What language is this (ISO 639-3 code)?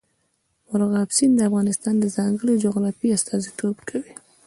pus